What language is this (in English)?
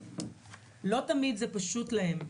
Hebrew